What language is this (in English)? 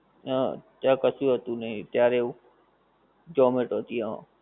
Gujarati